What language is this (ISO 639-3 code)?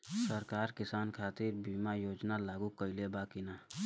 bho